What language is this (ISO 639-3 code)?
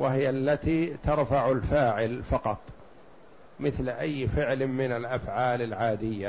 ara